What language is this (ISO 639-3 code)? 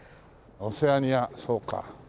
jpn